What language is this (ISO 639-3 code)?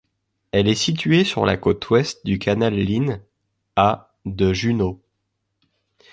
fra